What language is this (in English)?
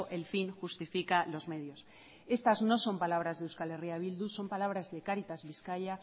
Spanish